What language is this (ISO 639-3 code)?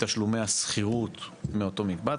heb